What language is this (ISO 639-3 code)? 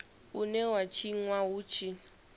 ven